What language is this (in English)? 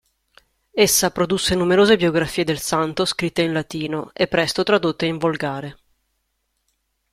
Italian